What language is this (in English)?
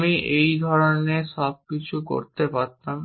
Bangla